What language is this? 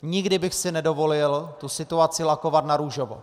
Czech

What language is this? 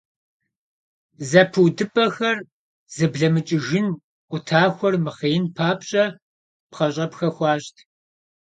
Kabardian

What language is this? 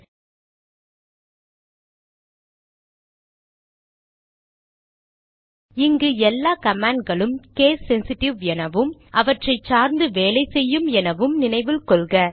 Tamil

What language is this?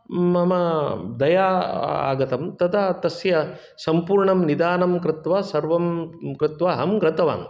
Sanskrit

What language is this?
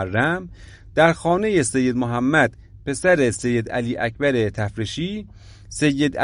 Persian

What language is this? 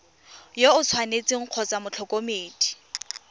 Tswana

